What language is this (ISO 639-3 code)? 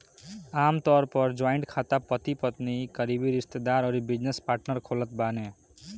bho